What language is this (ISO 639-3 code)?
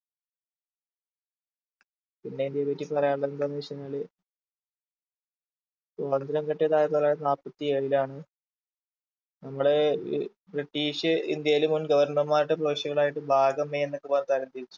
mal